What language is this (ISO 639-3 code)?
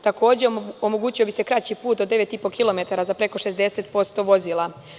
srp